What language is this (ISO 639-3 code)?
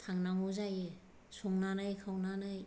brx